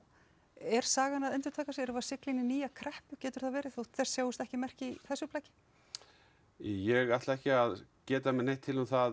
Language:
Icelandic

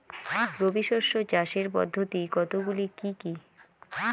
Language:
Bangla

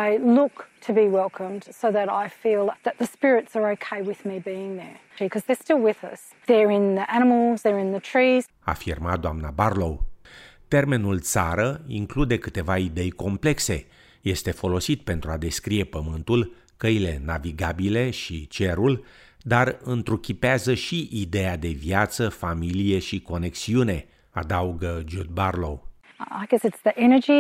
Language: Romanian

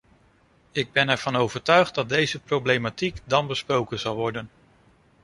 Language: Dutch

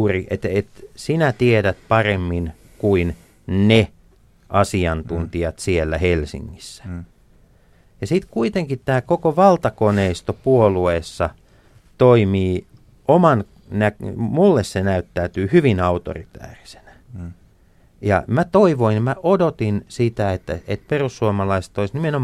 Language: Finnish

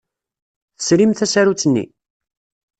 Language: Kabyle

